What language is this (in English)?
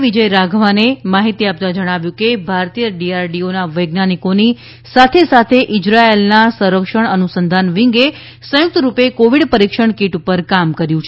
Gujarati